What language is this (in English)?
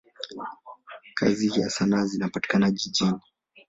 Swahili